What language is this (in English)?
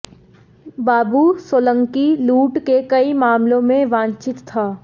Hindi